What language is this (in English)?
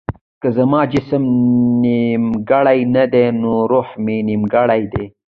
Pashto